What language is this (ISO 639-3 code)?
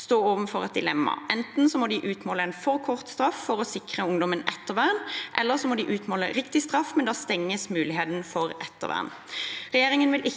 nor